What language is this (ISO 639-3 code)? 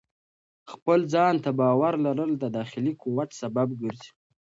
pus